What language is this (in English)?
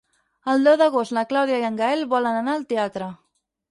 Catalan